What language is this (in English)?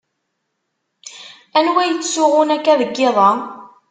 Kabyle